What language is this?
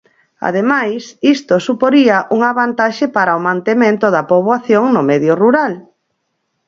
Galician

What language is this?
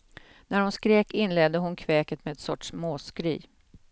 Swedish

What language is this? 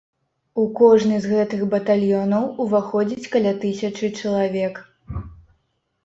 Belarusian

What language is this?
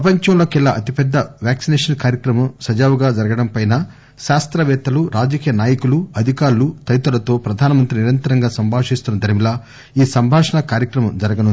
Telugu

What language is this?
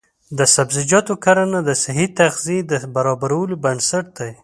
Pashto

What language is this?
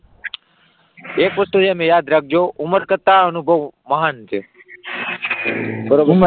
Gujarati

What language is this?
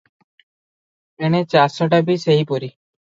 Odia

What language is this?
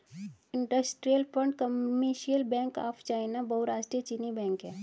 Hindi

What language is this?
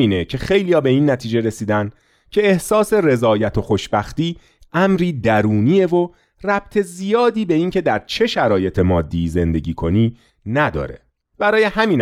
Persian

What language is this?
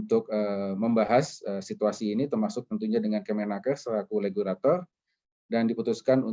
Indonesian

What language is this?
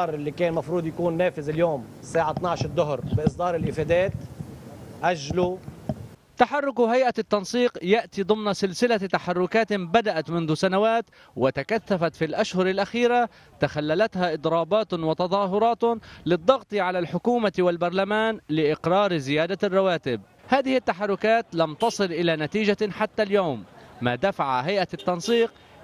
Arabic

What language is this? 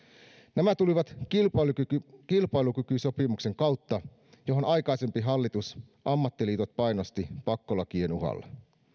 Finnish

